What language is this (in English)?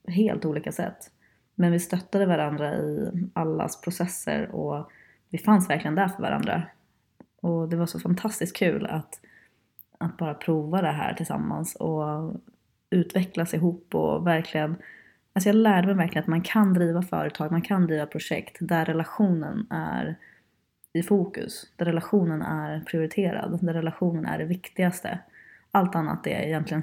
Swedish